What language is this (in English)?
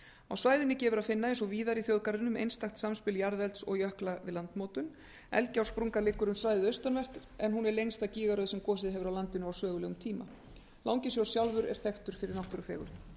Icelandic